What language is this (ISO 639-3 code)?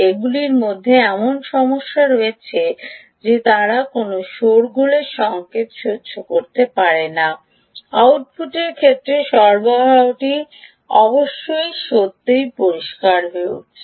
ben